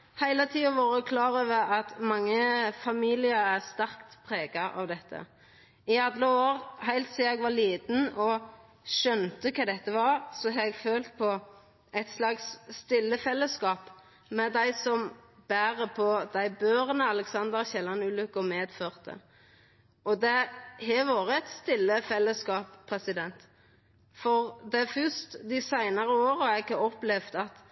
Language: Norwegian Nynorsk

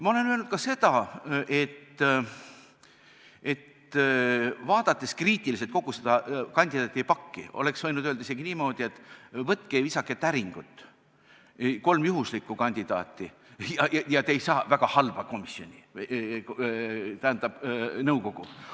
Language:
Estonian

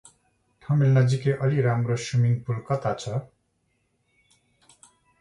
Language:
Nepali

